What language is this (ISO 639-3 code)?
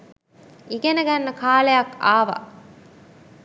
sin